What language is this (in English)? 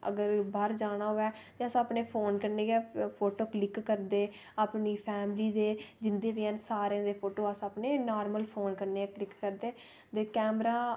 Dogri